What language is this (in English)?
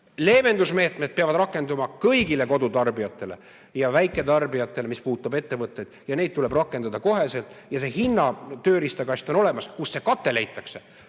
Estonian